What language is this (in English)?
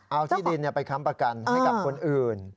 Thai